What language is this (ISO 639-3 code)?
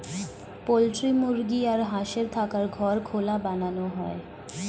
ben